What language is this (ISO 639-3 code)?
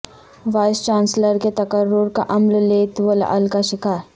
urd